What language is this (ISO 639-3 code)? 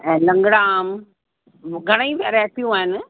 snd